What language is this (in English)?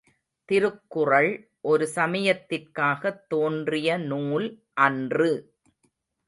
Tamil